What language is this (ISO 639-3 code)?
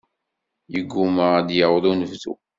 kab